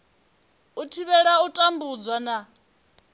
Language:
Venda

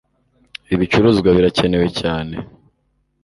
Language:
Kinyarwanda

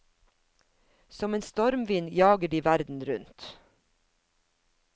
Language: Norwegian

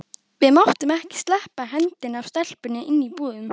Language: Icelandic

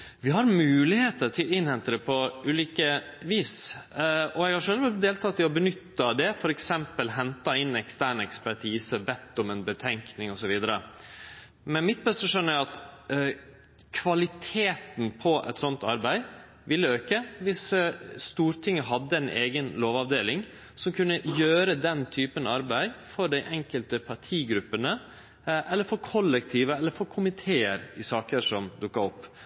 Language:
Norwegian Nynorsk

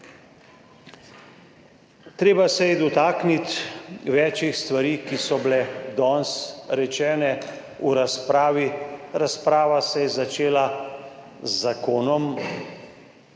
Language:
Slovenian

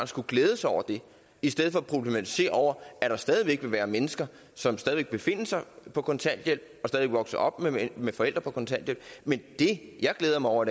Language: Danish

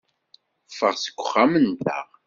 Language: Kabyle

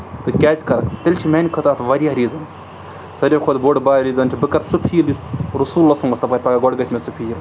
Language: Kashmiri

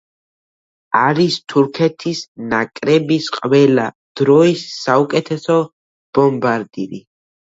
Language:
Georgian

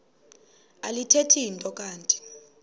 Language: Xhosa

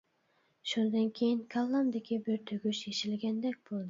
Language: Uyghur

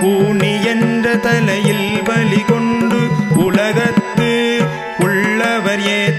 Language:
Tamil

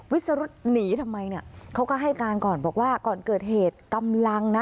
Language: Thai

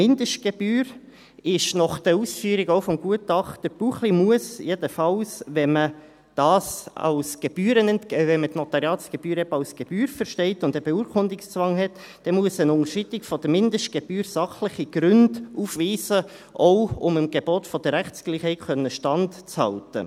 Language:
Swiss German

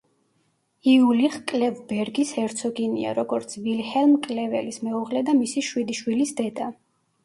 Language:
Georgian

